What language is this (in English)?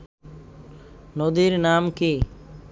Bangla